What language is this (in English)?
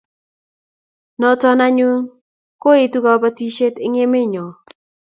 Kalenjin